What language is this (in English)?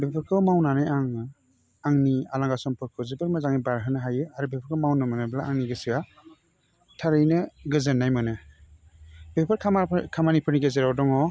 Bodo